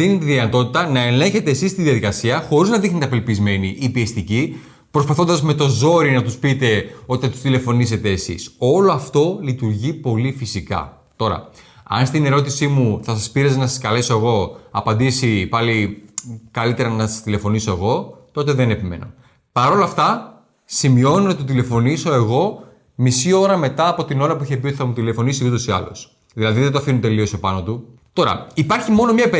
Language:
Greek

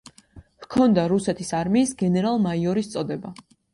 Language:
Georgian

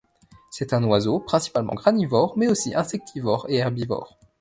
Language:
French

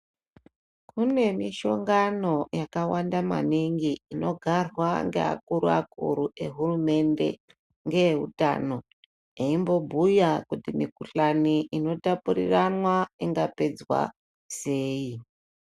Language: Ndau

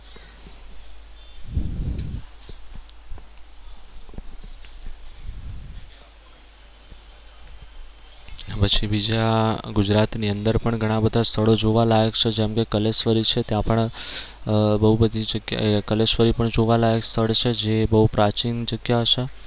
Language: Gujarati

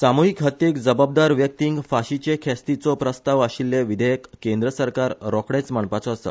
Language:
Konkani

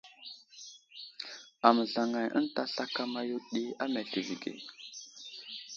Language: Wuzlam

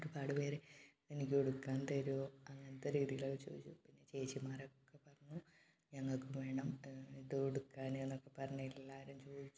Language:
Malayalam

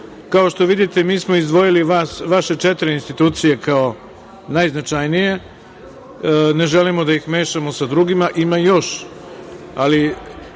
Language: Serbian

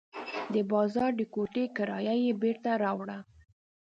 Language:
Pashto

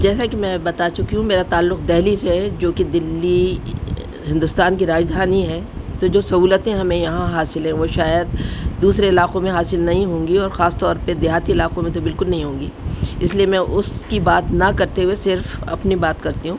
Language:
Urdu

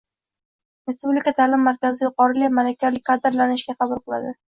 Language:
Uzbek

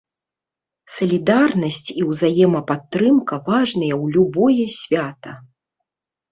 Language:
Belarusian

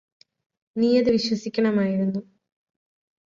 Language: Malayalam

